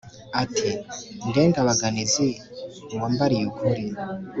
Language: Kinyarwanda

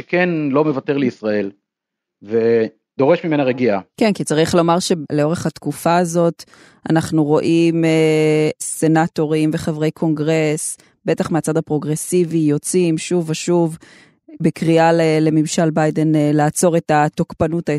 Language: Hebrew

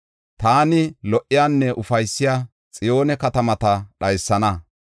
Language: Gofa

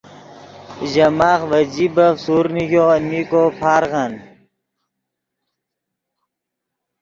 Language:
Yidgha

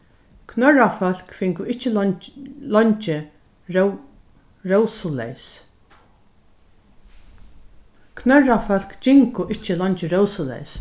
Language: Faroese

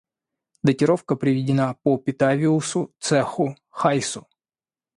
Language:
Russian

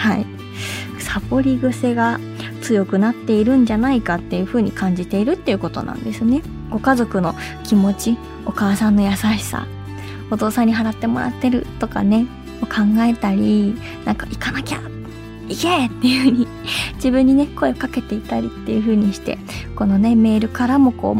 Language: Japanese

